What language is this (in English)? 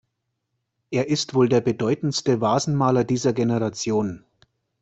German